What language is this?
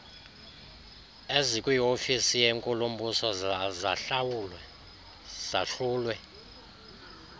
Xhosa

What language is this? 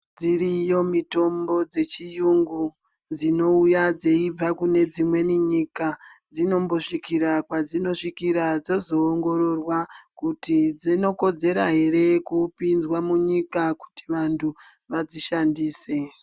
Ndau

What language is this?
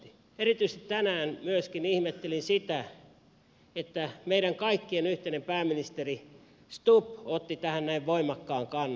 Finnish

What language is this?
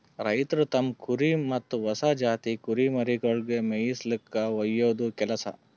Kannada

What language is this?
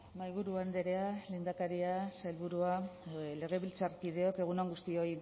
Basque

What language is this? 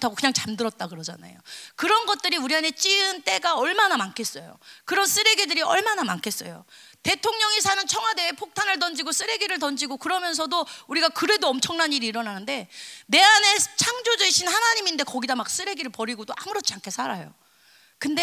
Korean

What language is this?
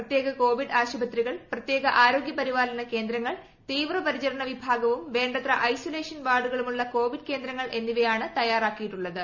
Malayalam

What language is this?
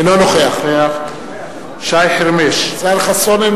Hebrew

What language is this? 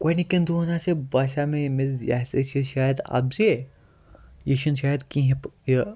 Kashmiri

